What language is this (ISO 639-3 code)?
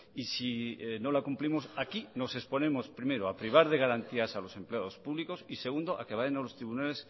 spa